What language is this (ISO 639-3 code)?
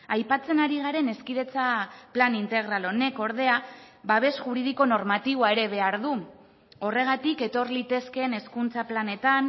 eus